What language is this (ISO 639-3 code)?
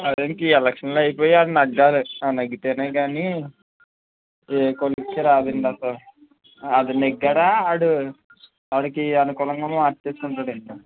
tel